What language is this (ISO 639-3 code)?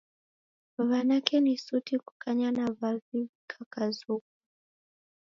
dav